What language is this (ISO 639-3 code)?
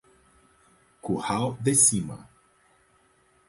por